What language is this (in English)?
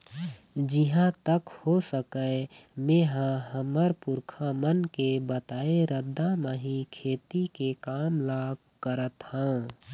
Chhattisgarhi